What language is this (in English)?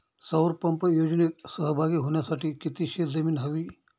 Marathi